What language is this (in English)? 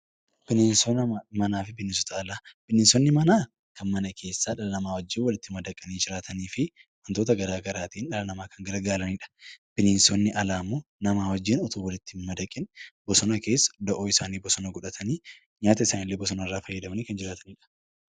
Oromo